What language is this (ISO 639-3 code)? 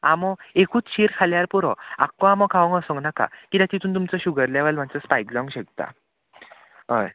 kok